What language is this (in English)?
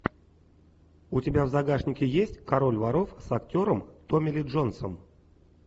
Russian